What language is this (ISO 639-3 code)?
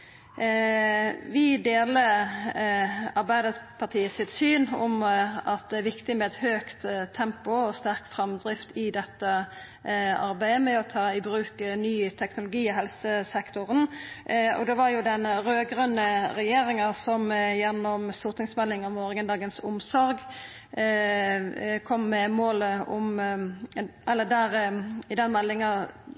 nno